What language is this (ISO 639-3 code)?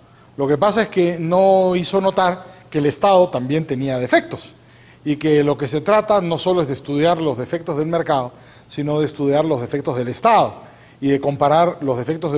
spa